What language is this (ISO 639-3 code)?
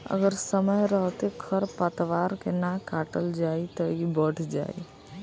bho